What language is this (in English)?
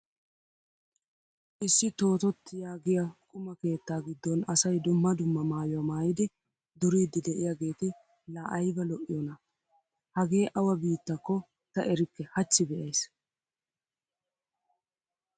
Wolaytta